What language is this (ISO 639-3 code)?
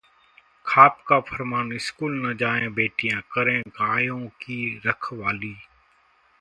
hin